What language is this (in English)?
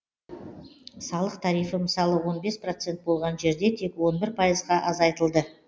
Kazakh